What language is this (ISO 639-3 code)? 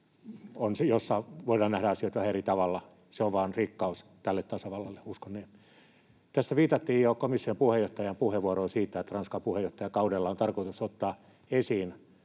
fin